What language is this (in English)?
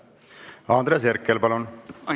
Estonian